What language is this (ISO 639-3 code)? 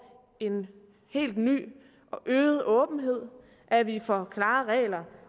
dan